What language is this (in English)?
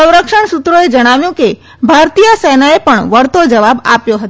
Gujarati